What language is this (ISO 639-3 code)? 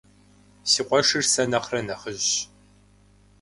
kbd